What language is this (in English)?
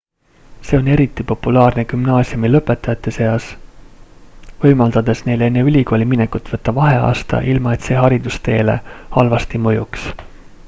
Estonian